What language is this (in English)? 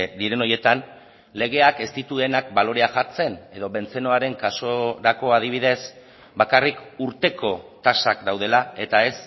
Basque